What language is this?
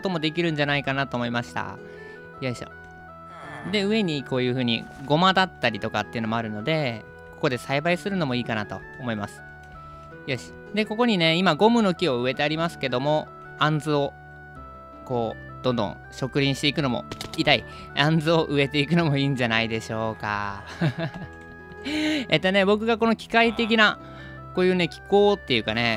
Japanese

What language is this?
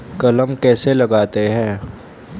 Hindi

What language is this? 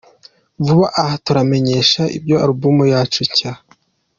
Kinyarwanda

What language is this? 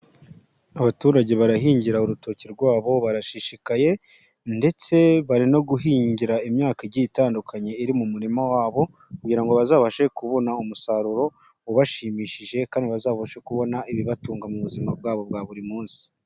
Kinyarwanda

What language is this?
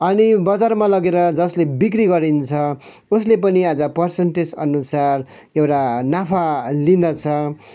Nepali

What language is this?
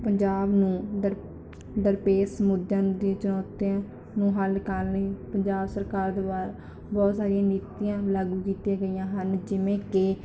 Punjabi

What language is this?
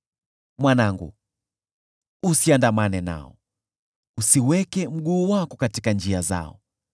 Swahili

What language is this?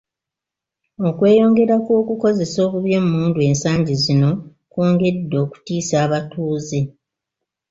Ganda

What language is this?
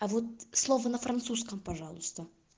Russian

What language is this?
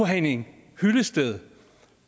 Danish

